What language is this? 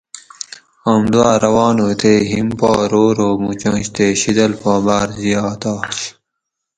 Gawri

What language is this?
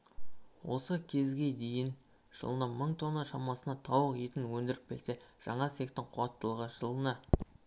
Kazakh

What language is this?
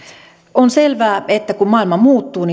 Finnish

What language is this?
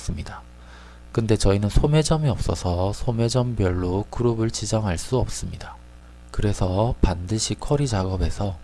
Korean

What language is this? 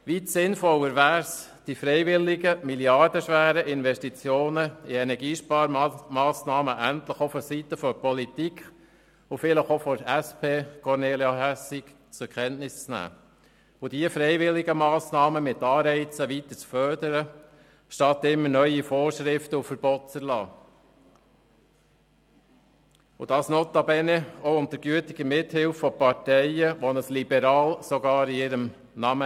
Swiss German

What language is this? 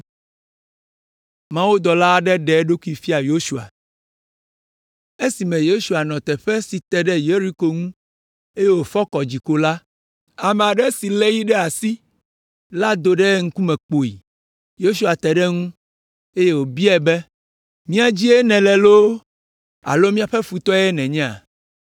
Ewe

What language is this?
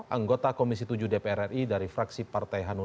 Indonesian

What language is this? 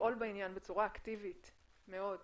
Hebrew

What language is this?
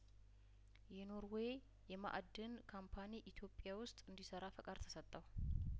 Amharic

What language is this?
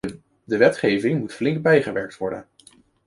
Dutch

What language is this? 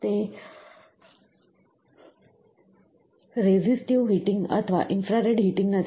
Gujarati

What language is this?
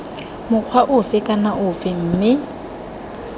Tswana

